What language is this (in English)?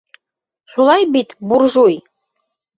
Bashkir